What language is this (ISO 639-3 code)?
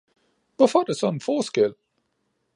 dan